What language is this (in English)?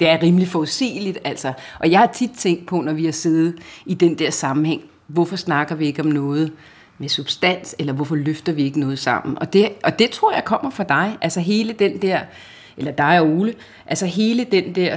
Danish